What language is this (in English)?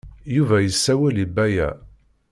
Kabyle